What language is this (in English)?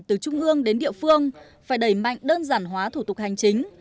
Vietnamese